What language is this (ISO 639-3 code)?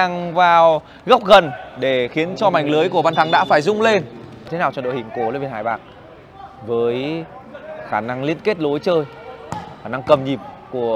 vie